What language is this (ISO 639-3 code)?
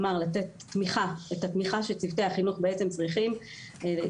heb